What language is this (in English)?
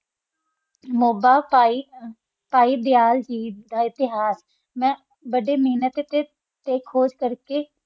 Punjabi